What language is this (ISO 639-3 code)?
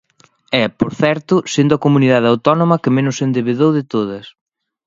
glg